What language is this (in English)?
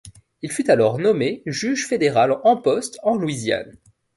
French